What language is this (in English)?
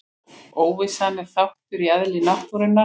Icelandic